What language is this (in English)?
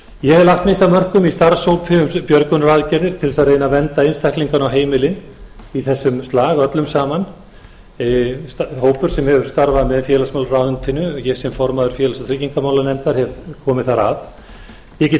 Icelandic